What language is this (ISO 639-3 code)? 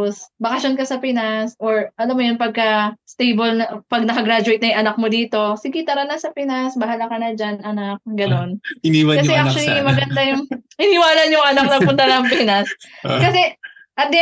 fil